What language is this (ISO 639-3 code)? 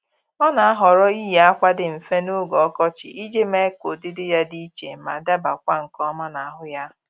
ibo